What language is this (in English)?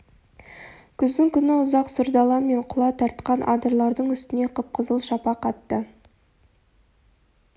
Kazakh